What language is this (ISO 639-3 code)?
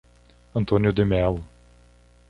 por